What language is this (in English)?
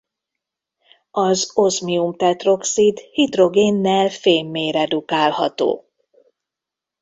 Hungarian